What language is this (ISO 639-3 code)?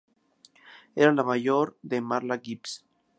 spa